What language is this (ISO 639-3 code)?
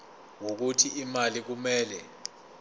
zul